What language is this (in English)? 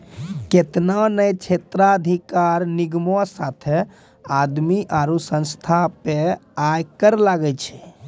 Maithili